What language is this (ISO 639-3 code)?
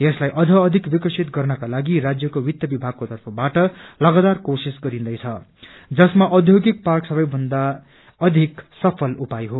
nep